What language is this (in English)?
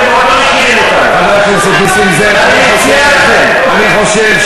Hebrew